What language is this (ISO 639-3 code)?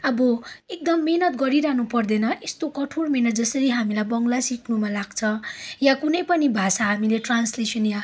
nep